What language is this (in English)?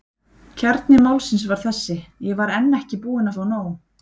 Icelandic